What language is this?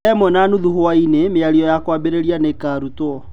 Kikuyu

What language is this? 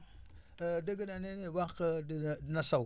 Wolof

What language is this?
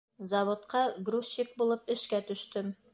Bashkir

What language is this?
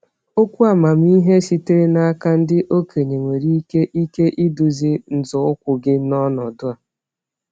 Igbo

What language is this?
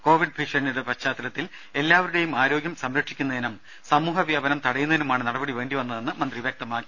Malayalam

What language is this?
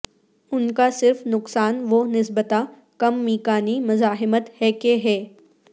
Urdu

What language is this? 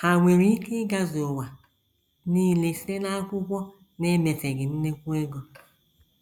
Igbo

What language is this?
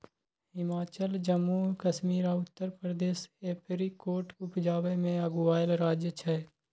Maithili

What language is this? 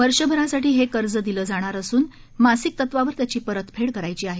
Marathi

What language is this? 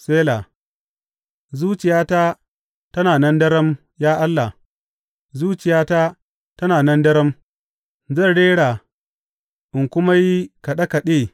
Hausa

